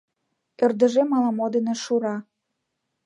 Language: Mari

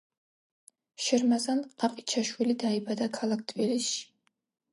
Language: Georgian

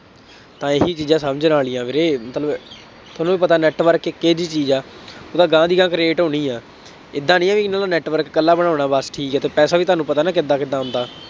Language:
Punjabi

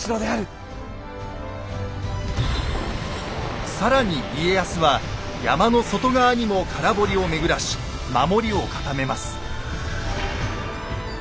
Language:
Japanese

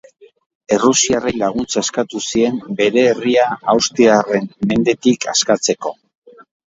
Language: Basque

